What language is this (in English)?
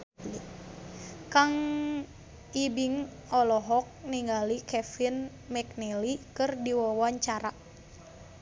Sundanese